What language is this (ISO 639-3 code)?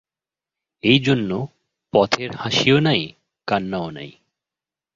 ben